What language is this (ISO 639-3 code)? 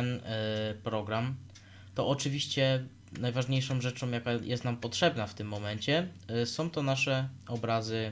pol